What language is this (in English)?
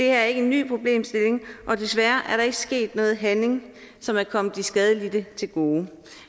Danish